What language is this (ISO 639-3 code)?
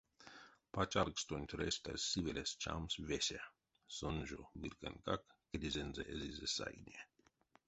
myv